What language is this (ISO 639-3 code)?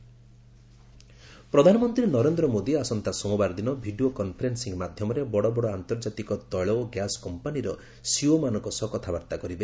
ori